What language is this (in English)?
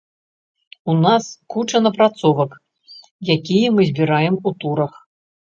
Belarusian